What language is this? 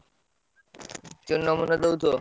Odia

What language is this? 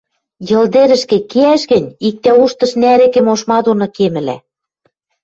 Western Mari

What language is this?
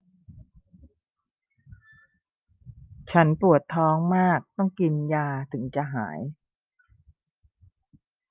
Thai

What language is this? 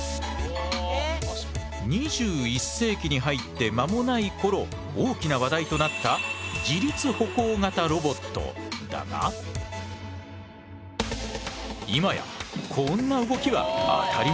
Japanese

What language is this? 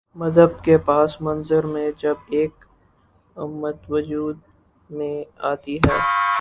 Urdu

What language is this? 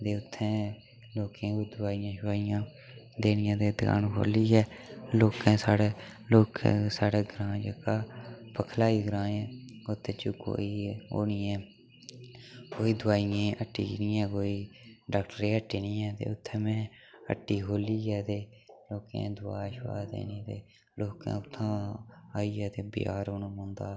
Dogri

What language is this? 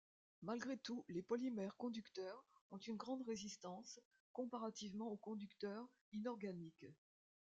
French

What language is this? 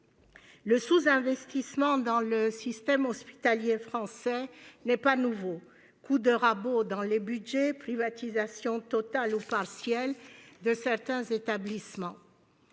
French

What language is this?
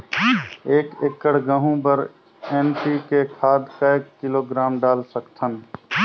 Chhattisgarhi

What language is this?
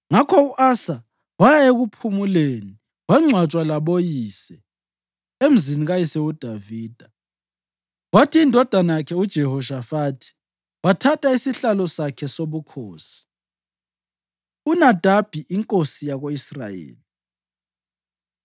North Ndebele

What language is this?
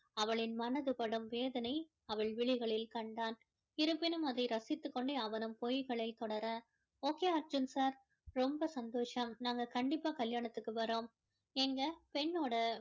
Tamil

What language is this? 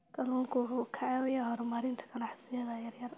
Somali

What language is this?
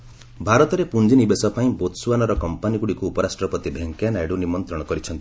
Odia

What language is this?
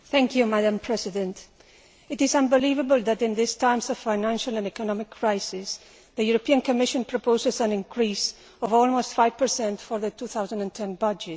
English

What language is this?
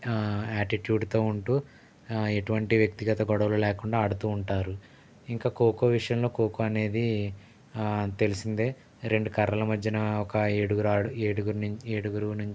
Telugu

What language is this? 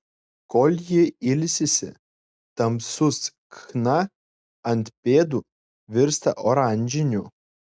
Lithuanian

